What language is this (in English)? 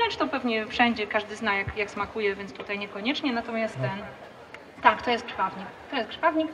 Polish